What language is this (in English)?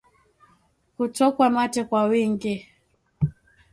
Swahili